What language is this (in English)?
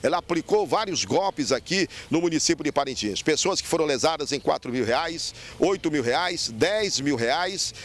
Portuguese